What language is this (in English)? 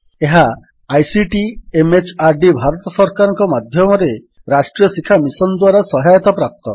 Odia